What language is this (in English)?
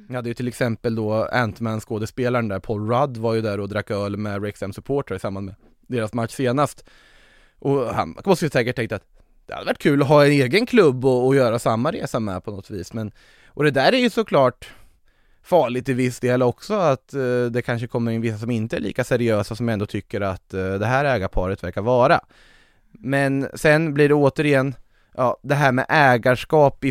Swedish